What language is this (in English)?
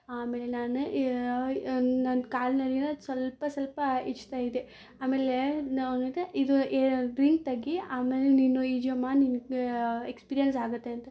Kannada